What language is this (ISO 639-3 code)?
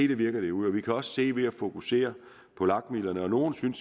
dan